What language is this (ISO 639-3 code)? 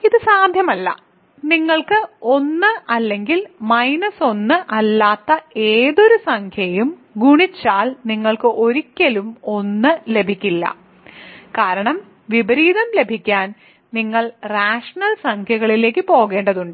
mal